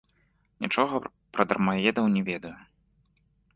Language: Belarusian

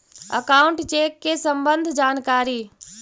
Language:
Magahi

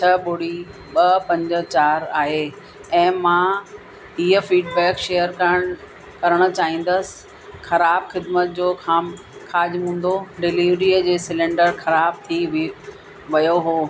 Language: Sindhi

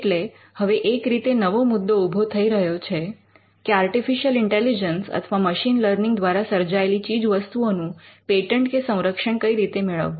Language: Gujarati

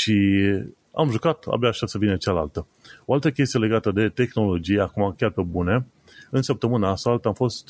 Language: Romanian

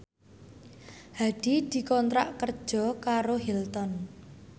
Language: Javanese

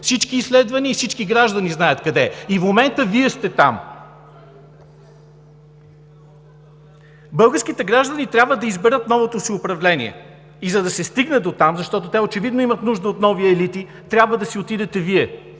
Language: Bulgarian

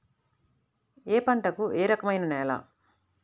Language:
Telugu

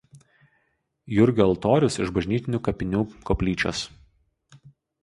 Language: Lithuanian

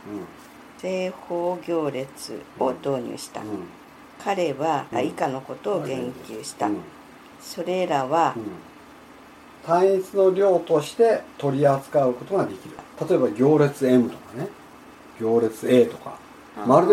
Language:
Japanese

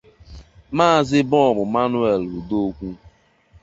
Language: Igbo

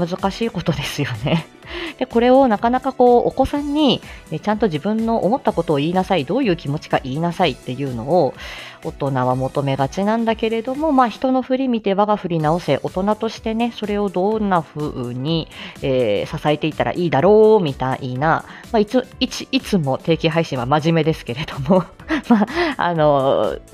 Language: Japanese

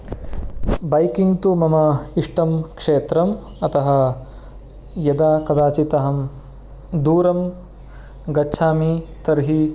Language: Sanskrit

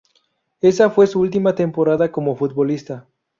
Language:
Spanish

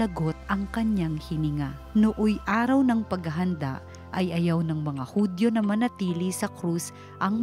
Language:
Filipino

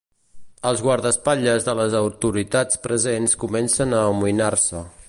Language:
Catalan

